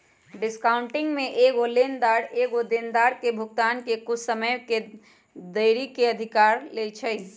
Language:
Magahi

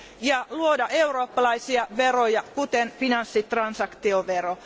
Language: Finnish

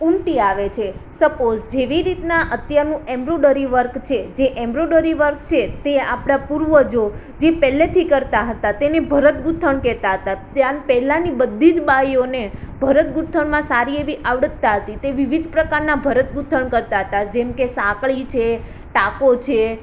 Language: Gujarati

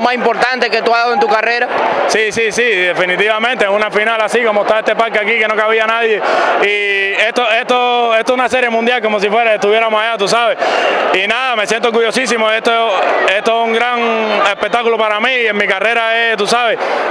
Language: Spanish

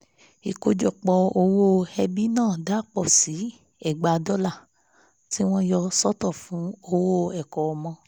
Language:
Yoruba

